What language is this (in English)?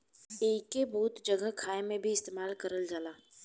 Bhojpuri